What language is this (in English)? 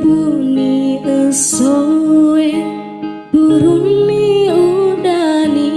Indonesian